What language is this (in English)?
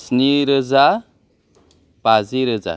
Bodo